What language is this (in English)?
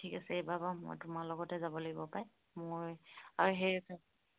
Assamese